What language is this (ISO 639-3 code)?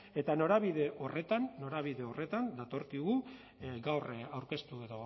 eus